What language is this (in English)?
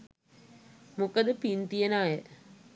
Sinhala